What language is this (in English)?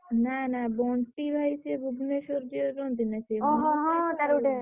Odia